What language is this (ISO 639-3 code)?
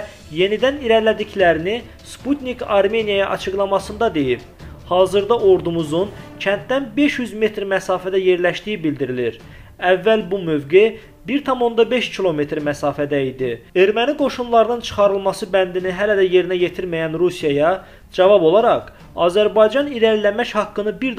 tur